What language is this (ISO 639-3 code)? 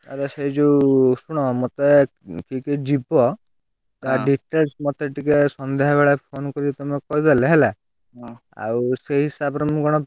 ori